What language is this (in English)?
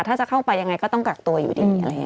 Thai